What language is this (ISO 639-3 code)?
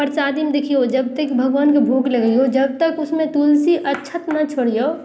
mai